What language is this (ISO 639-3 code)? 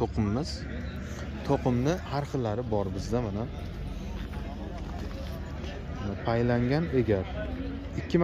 tur